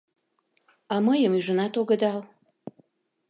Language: Mari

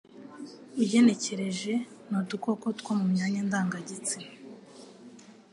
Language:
Kinyarwanda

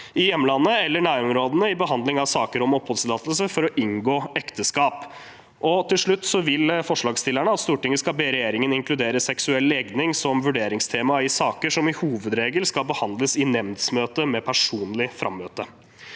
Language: Norwegian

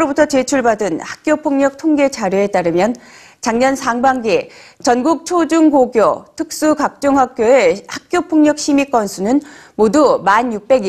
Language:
Korean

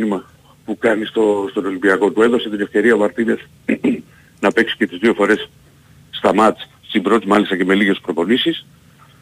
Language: Greek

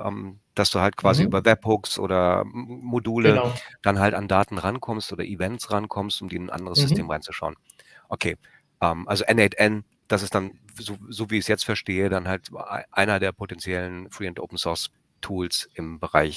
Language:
German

